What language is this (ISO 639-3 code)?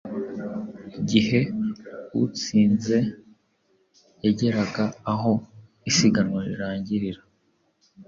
kin